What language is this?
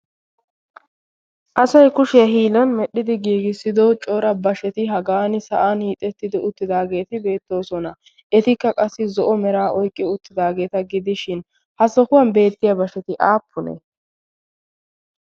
Wolaytta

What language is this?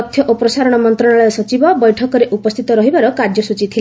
Odia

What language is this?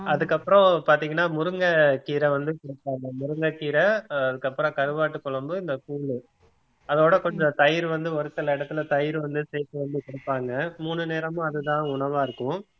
Tamil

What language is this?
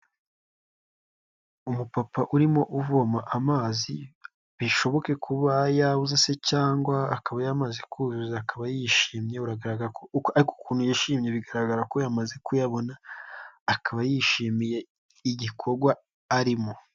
Kinyarwanda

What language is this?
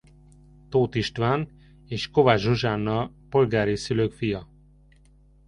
Hungarian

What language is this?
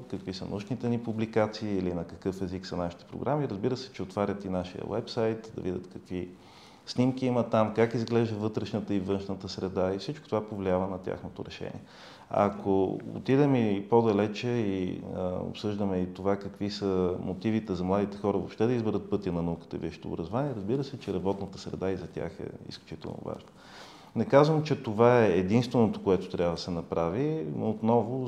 Bulgarian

